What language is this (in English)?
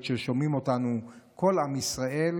Hebrew